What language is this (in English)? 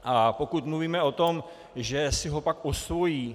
Czech